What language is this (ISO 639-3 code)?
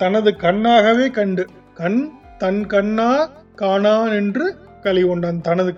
tam